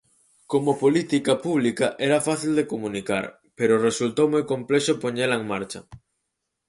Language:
Galician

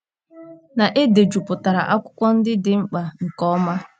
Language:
Igbo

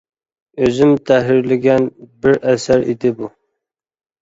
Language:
Uyghur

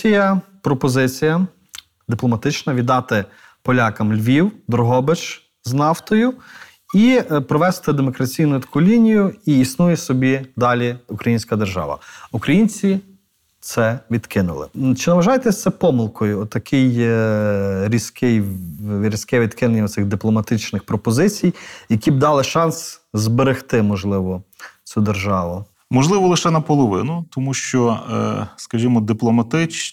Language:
Ukrainian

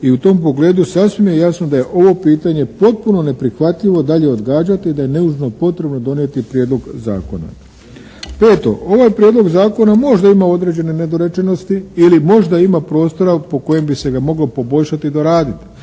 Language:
Croatian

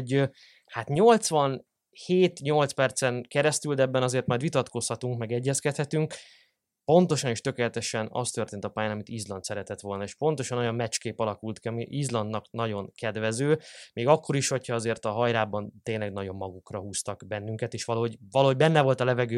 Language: Hungarian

